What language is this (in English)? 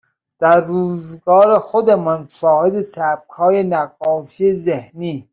Persian